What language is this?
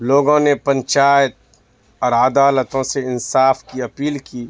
Urdu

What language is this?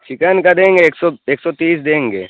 Urdu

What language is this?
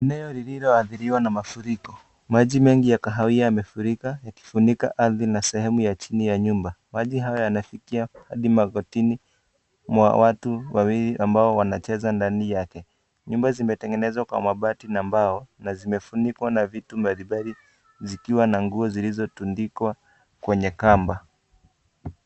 Swahili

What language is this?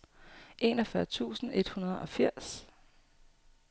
Danish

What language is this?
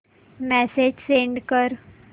Marathi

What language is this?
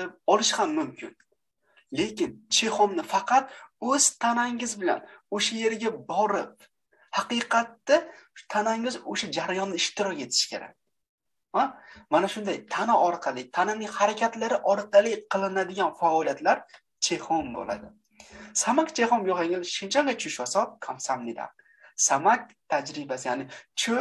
Turkish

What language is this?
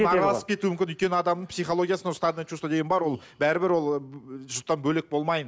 Kazakh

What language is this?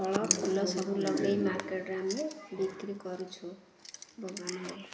Odia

